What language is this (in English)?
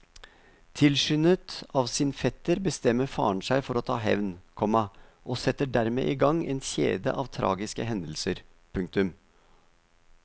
Norwegian